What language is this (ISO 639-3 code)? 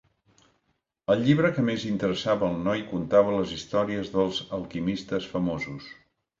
cat